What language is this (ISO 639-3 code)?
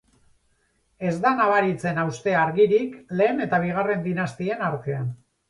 eus